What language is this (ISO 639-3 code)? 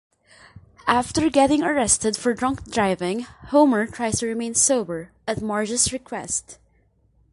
eng